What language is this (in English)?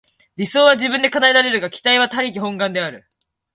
Japanese